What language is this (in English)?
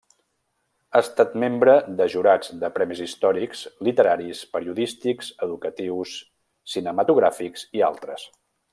Catalan